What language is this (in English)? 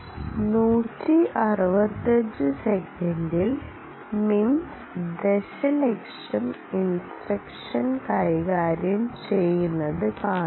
Malayalam